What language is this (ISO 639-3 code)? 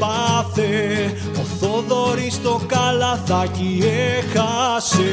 ell